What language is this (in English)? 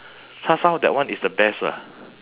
English